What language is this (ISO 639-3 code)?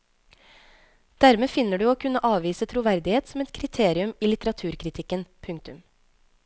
nor